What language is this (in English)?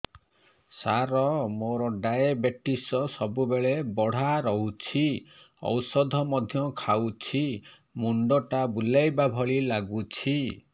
Odia